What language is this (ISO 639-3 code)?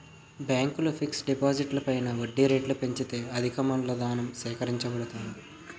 tel